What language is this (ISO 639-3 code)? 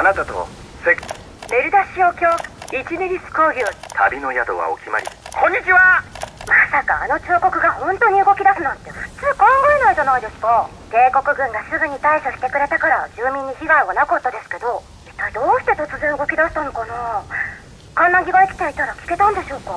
jpn